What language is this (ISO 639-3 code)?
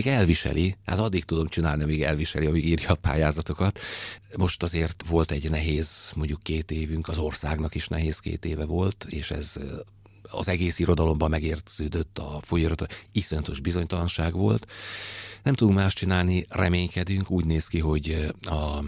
hun